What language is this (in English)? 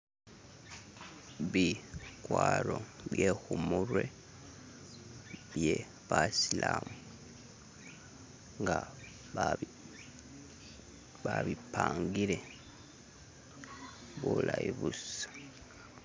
Masaaba